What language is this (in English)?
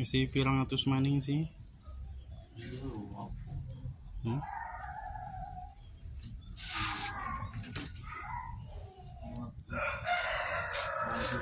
Indonesian